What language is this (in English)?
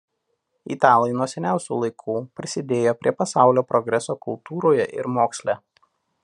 Lithuanian